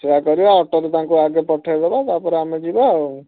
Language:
Odia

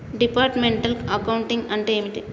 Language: Telugu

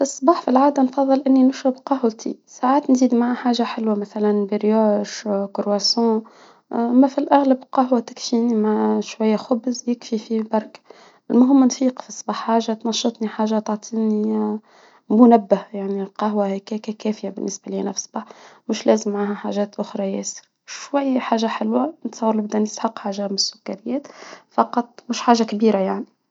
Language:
Tunisian Arabic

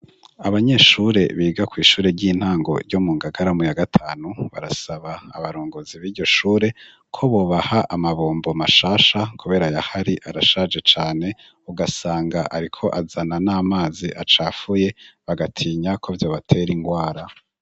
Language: Rundi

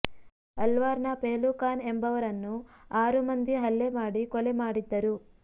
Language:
Kannada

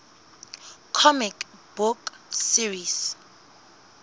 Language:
Southern Sotho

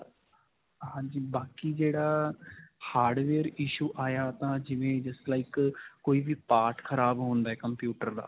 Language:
Punjabi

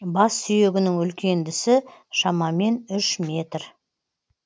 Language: Kazakh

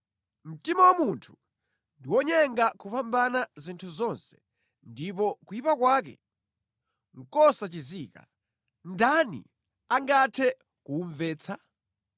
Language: Nyanja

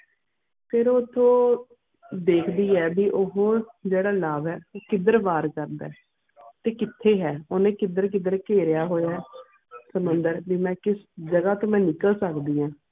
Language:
Punjabi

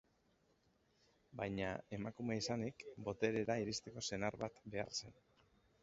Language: Basque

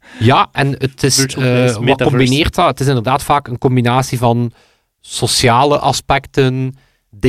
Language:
Dutch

